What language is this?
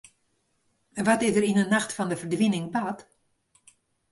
Western Frisian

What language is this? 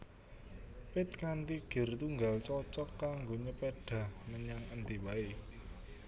Javanese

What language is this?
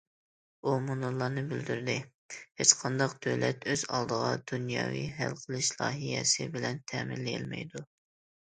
Uyghur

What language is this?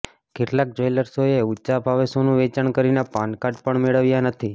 Gujarati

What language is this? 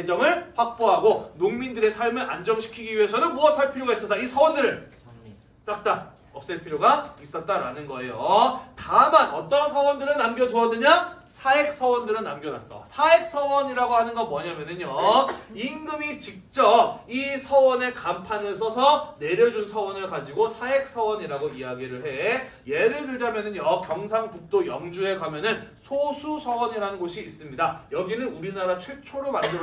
Korean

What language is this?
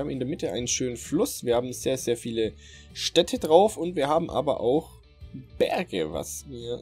German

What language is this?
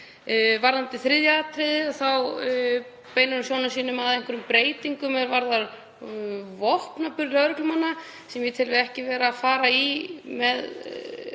Icelandic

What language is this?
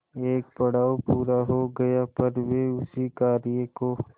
Hindi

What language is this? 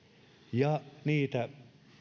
Finnish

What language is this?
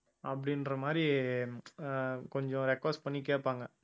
Tamil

